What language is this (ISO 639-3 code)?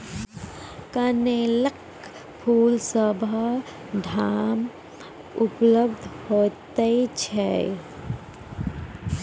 mai